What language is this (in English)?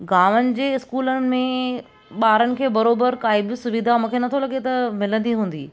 Sindhi